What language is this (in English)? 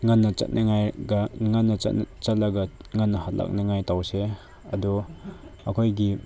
Manipuri